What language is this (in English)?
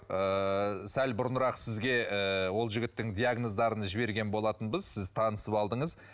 Kazakh